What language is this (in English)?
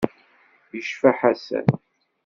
Kabyle